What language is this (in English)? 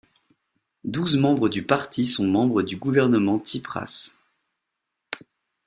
French